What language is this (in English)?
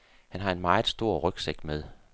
Danish